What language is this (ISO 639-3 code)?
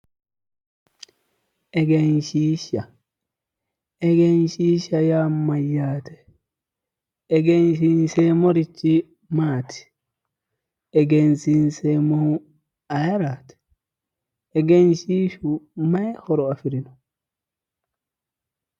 sid